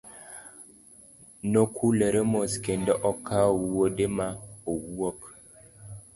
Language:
Luo (Kenya and Tanzania)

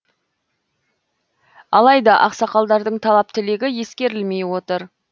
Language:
Kazakh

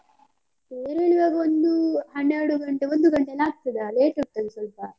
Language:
Kannada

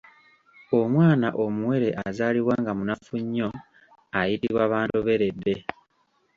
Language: Ganda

